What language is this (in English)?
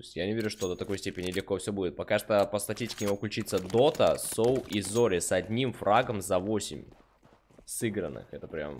Russian